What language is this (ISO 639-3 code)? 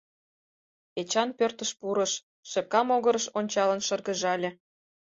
chm